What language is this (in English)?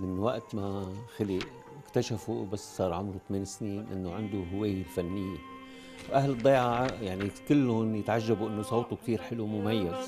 Arabic